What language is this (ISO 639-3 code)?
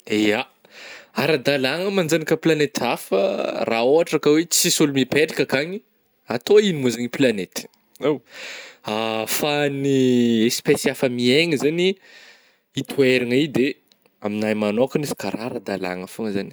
bmm